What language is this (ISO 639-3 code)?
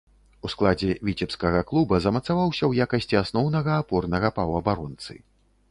bel